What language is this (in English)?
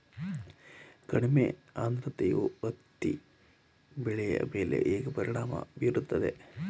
Kannada